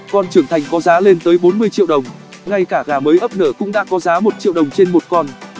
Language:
Vietnamese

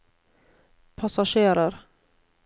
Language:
Norwegian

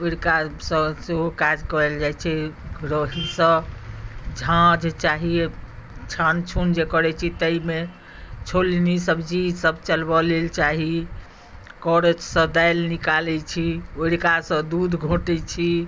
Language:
Maithili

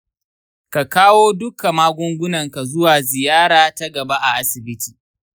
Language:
Hausa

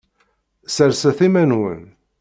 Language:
Kabyle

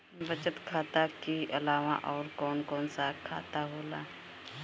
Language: Bhojpuri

